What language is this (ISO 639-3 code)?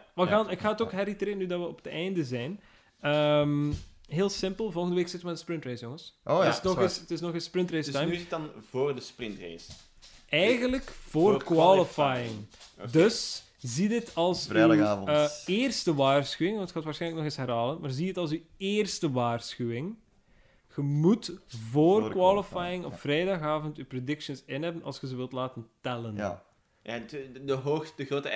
nld